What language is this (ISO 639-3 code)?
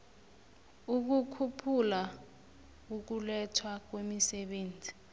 nbl